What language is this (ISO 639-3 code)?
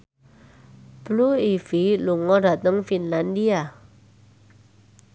jav